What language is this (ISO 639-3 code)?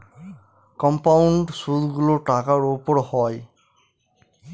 ben